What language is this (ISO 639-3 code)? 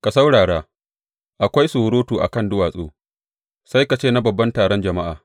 hau